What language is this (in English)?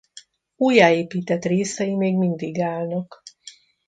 Hungarian